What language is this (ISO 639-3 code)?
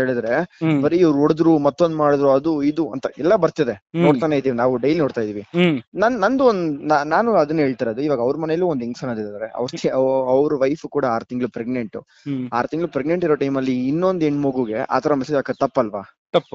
kan